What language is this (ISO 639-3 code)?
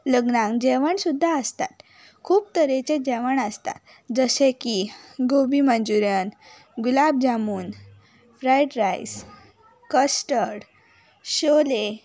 kok